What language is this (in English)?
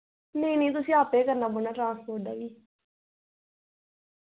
Dogri